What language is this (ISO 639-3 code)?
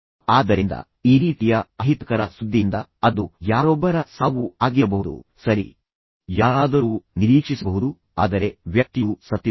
kan